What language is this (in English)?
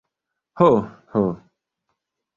Esperanto